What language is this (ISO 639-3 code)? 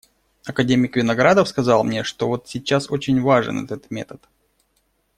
rus